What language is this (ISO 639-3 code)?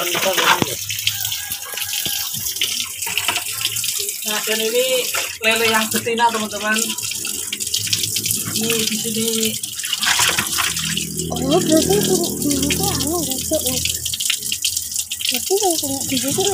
ind